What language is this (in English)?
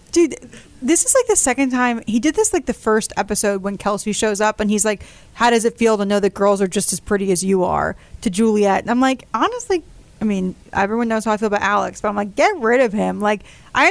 English